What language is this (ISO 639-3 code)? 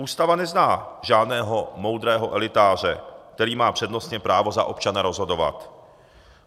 ces